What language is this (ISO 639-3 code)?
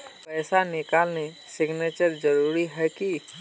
mag